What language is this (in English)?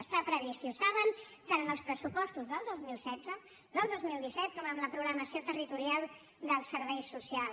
Catalan